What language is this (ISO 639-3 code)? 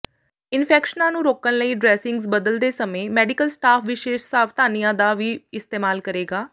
pan